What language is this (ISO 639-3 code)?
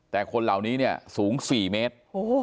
tha